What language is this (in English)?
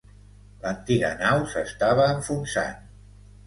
Catalan